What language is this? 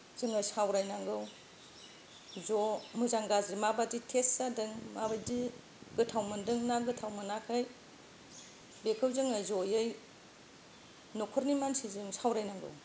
Bodo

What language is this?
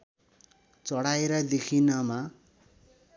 Nepali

